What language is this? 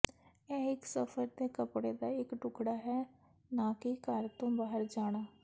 Punjabi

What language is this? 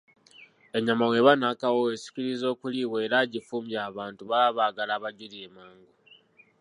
Ganda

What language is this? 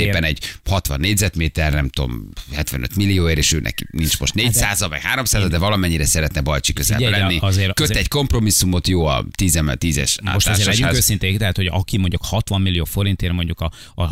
Hungarian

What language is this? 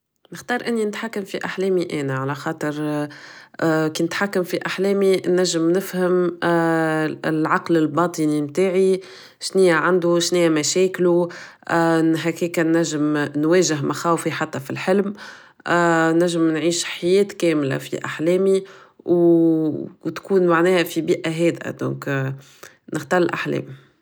Tunisian Arabic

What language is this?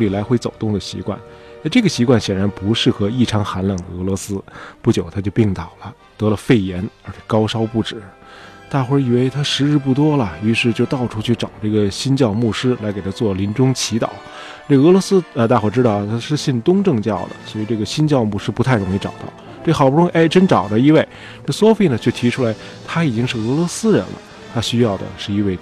Chinese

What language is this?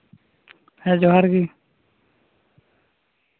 Santali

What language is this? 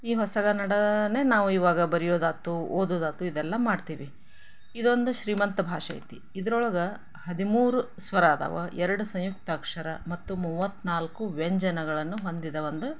Kannada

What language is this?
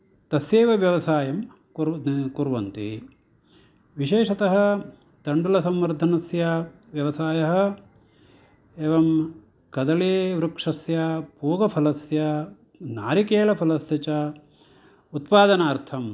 Sanskrit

